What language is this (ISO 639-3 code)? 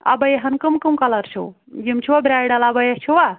kas